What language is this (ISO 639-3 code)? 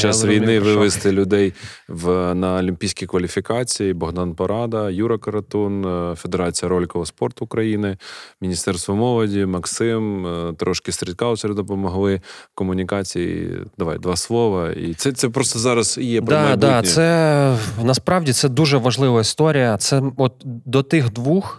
ukr